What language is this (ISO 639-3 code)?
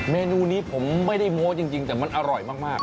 tha